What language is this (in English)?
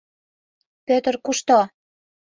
Mari